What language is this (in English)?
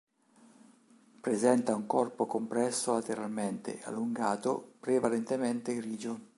Italian